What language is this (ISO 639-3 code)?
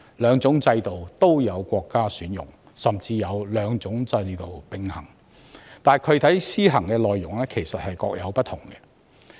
yue